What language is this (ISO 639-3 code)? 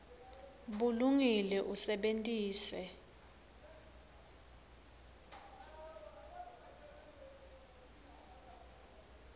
ssw